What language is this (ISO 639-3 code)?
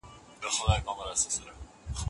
pus